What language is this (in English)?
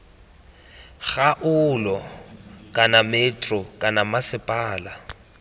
Tswana